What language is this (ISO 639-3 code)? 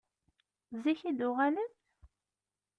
kab